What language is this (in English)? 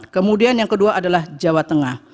Indonesian